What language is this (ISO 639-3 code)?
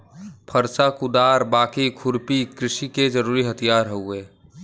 bho